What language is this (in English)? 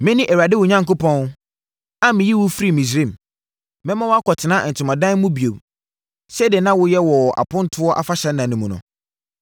Akan